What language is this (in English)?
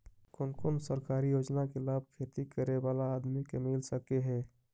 Magahi